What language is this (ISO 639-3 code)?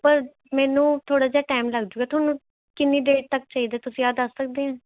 pan